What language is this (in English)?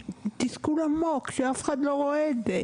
Hebrew